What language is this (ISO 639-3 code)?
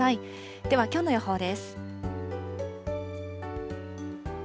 jpn